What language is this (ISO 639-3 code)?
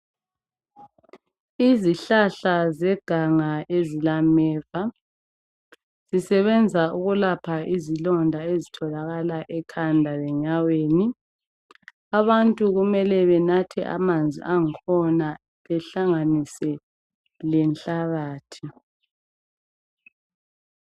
nde